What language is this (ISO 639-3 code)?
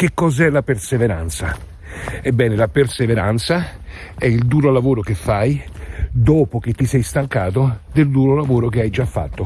ita